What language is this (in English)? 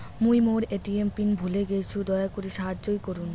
Bangla